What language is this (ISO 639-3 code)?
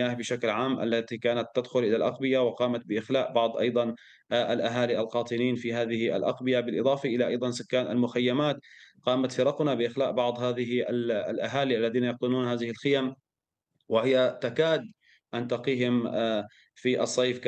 ara